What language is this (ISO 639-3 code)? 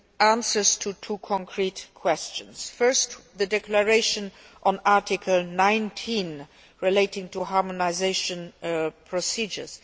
eng